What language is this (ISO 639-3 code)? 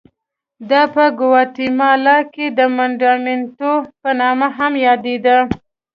pus